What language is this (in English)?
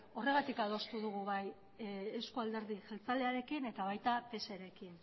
Basque